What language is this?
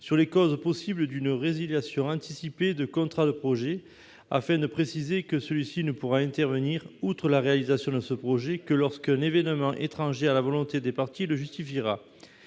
French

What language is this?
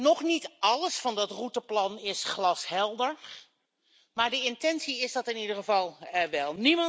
Dutch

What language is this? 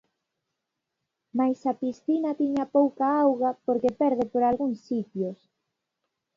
Galician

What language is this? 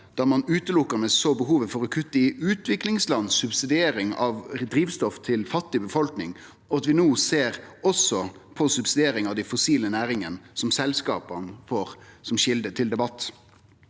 Norwegian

